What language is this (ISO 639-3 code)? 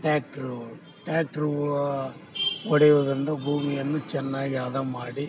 kan